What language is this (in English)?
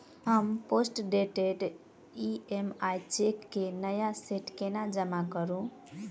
Maithili